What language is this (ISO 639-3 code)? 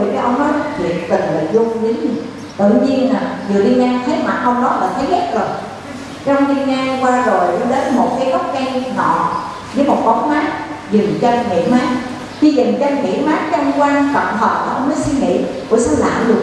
vie